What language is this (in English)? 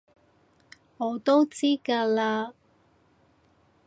Cantonese